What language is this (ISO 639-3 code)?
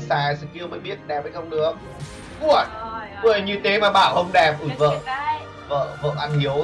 vie